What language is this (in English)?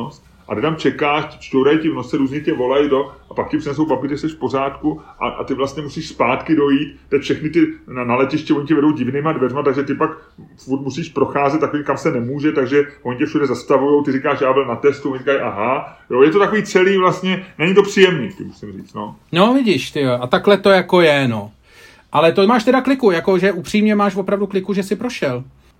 Czech